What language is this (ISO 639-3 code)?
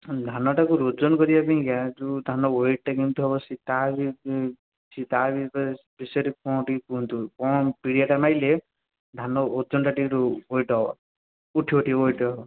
ori